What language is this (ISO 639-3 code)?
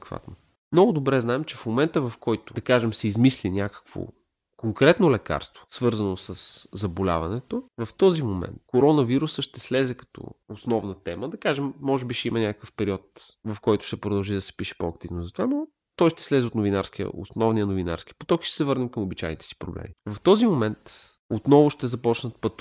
bul